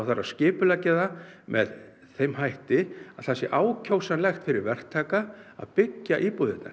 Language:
Icelandic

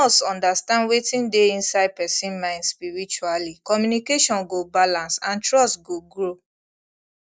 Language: Nigerian Pidgin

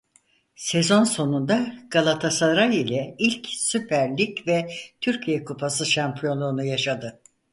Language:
Turkish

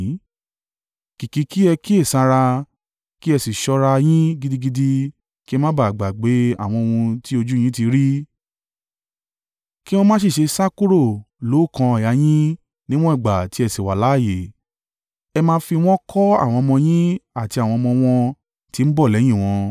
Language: Yoruba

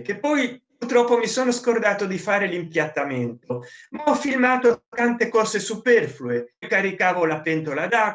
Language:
Italian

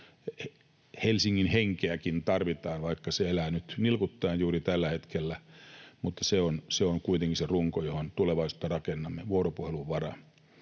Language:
Finnish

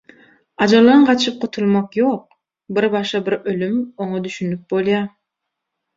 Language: Turkmen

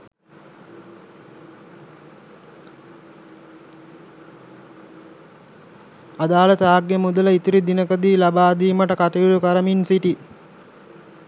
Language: Sinhala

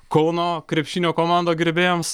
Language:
Lithuanian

